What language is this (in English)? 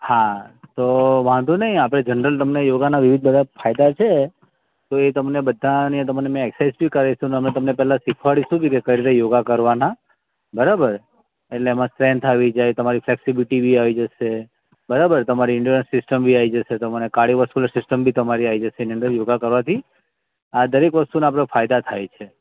Gujarati